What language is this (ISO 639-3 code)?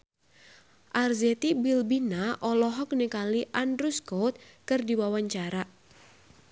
sun